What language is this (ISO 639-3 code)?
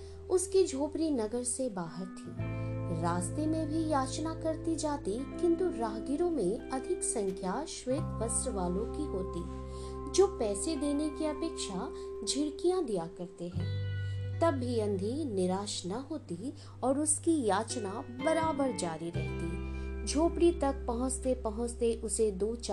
hin